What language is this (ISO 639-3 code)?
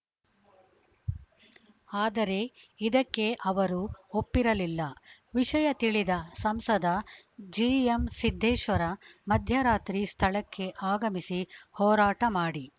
kan